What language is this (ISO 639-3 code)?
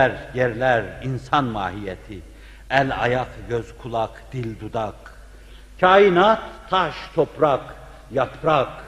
tur